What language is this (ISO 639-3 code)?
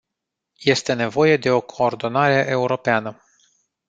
ron